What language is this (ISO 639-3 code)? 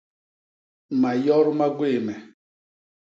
bas